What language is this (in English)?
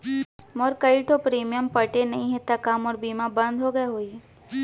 Chhattisgarhi